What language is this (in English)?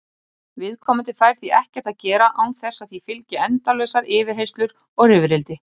Icelandic